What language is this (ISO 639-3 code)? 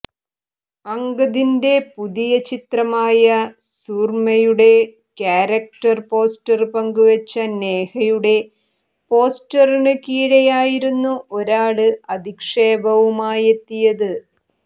mal